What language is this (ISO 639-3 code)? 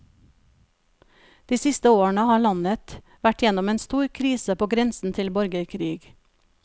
nor